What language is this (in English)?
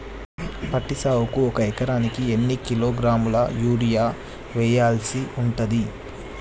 Telugu